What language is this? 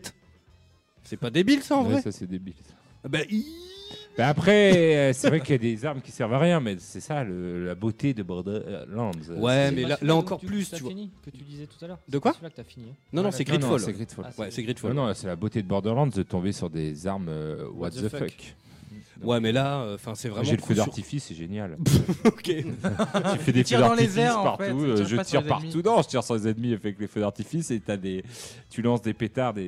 French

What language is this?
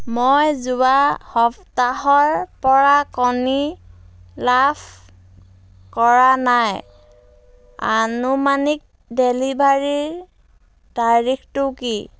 Assamese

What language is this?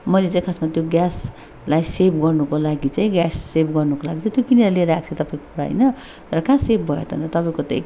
Nepali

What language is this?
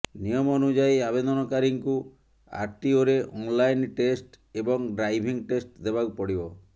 Odia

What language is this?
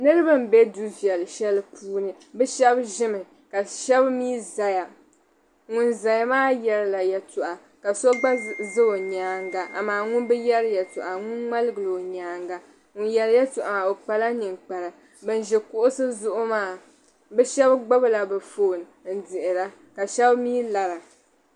Dagbani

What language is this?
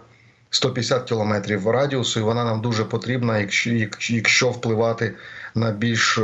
Ukrainian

